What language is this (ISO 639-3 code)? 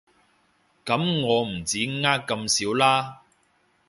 yue